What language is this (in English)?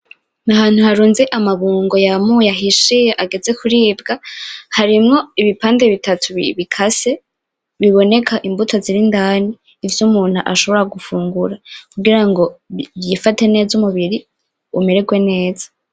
Rundi